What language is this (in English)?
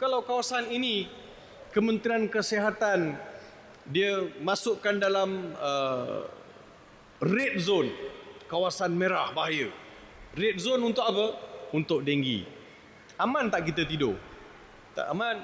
Malay